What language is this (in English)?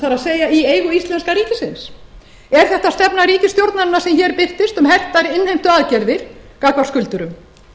Icelandic